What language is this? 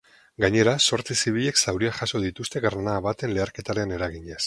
Basque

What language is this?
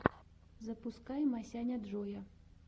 Russian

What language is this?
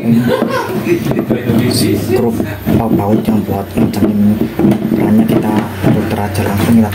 Indonesian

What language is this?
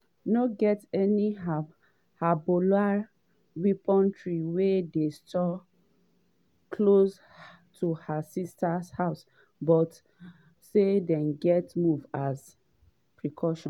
Nigerian Pidgin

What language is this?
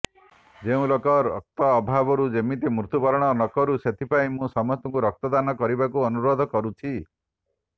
Odia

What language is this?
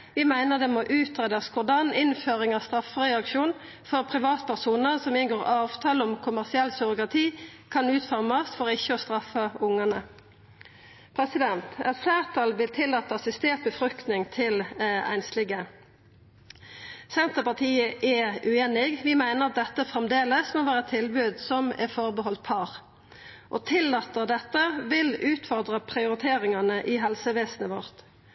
Norwegian Nynorsk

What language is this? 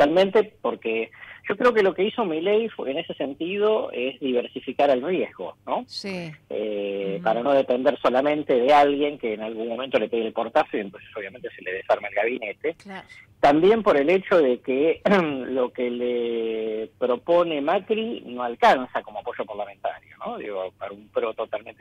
Spanish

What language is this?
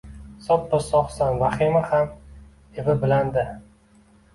Uzbek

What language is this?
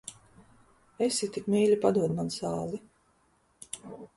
Latvian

